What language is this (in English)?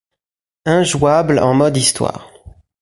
French